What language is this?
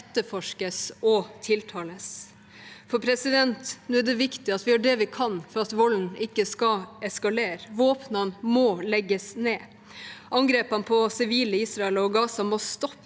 Norwegian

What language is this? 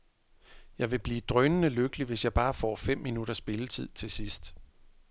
Danish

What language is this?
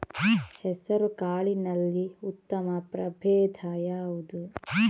Kannada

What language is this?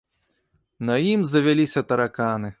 Belarusian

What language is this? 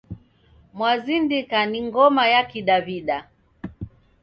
Taita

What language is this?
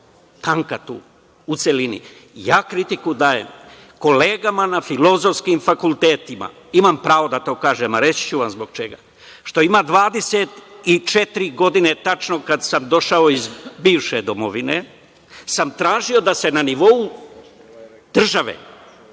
Serbian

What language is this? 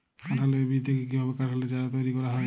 Bangla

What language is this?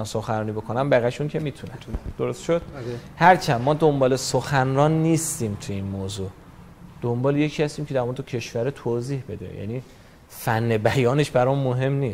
Persian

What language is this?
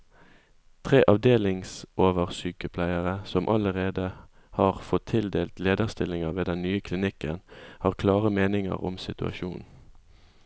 Norwegian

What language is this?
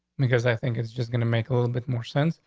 English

